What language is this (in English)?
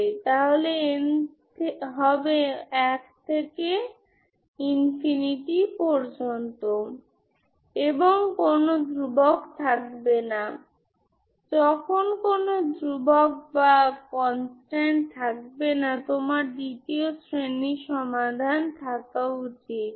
Bangla